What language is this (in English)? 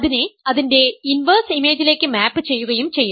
Malayalam